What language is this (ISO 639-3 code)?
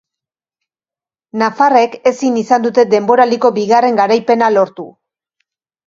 eus